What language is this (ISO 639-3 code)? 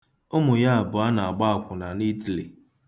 ibo